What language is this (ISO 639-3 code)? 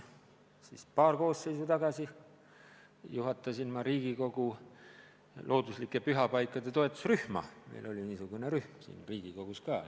est